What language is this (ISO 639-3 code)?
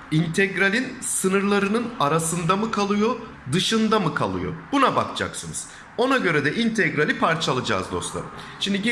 tur